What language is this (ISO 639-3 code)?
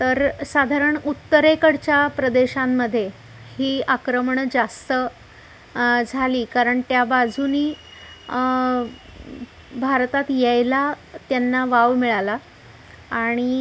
mar